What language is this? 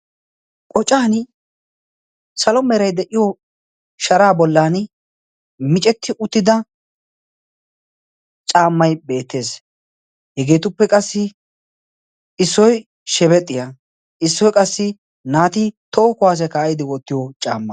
Wolaytta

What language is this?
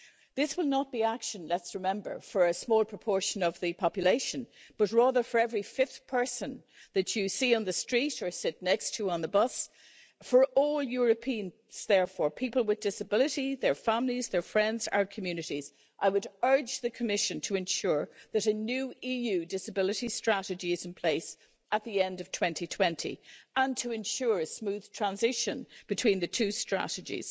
English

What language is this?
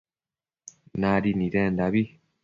Matsés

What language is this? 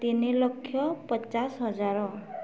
Odia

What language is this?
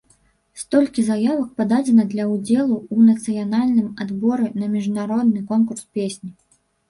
Belarusian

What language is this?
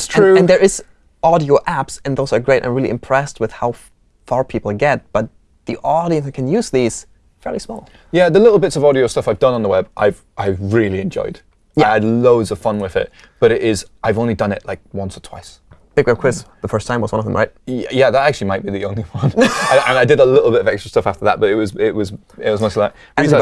English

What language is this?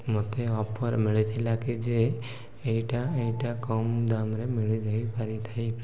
Odia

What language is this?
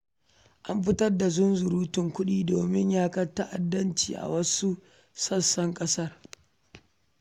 Hausa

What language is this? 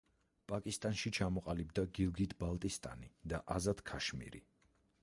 Georgian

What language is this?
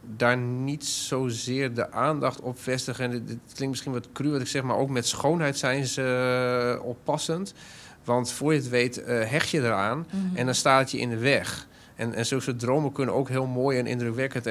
Dutch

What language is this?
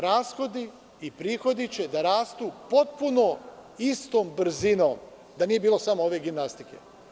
Serbian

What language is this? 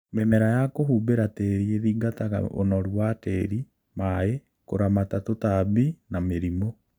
Kikuyu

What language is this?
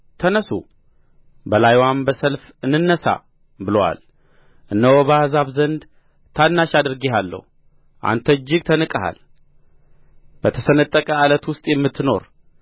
Amharic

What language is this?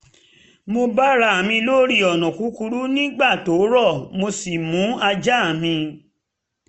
Yoruba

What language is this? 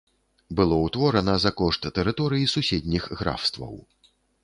Belarusian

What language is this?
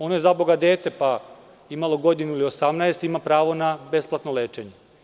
Serbian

